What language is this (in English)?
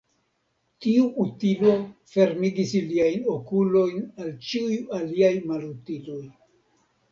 Esperanto